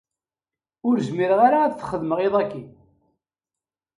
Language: Kabyle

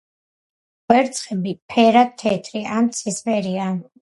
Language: Georgian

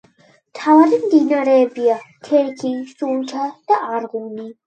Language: Georgian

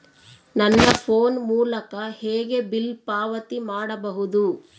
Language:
Kannada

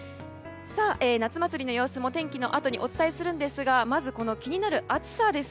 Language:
Japanese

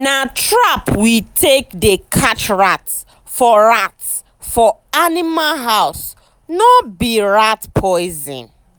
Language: Nigerian Pidgin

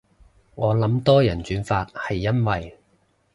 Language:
Cantonese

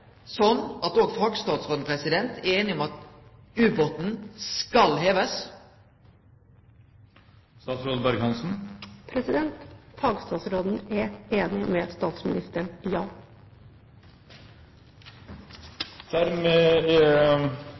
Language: Norwegian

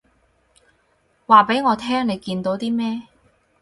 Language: Cantonese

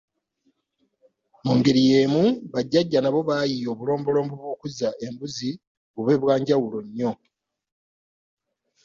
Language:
Ganda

